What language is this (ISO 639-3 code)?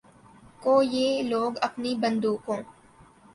urd